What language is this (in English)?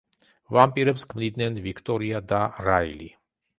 Georgian